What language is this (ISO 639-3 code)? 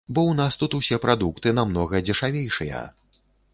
bel